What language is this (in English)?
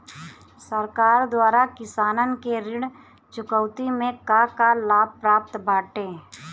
Bhojpuri